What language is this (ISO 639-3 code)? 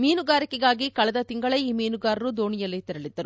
kan